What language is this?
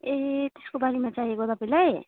Nepali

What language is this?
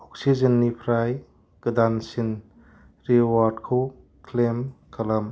Bodo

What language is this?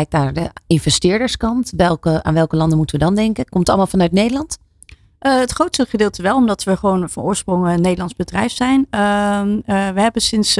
Dutch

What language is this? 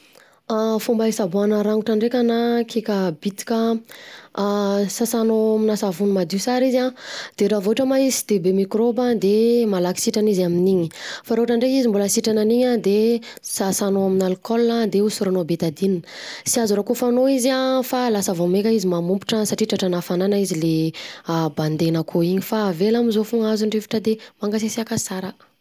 Southern Betsimisaraka Malagasy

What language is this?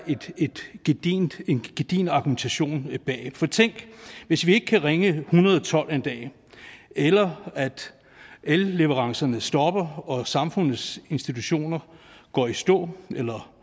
Danish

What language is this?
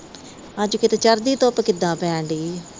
Punjabi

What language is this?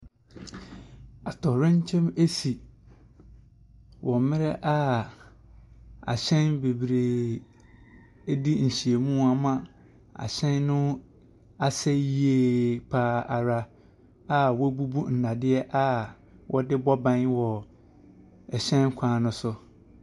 Akan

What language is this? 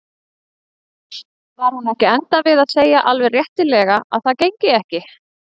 Icelandic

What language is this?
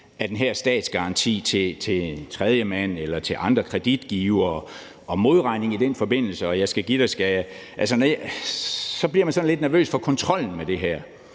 Danish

